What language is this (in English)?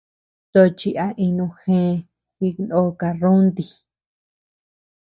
Tepeuxila Cuicatec